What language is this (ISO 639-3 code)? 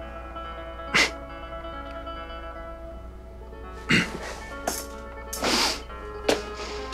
kor